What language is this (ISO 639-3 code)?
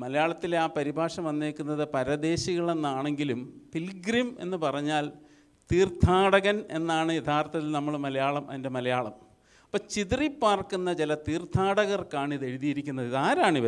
mal